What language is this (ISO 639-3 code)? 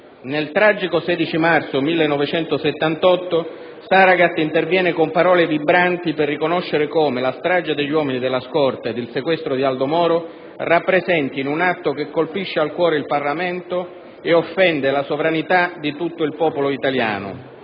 ita